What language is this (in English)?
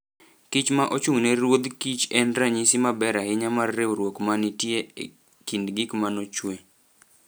Luo (Kenya and Tanzania)